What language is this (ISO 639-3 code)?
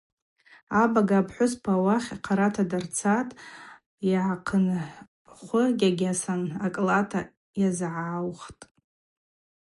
abq